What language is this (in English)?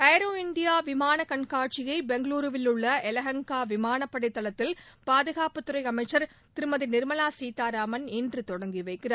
Tamil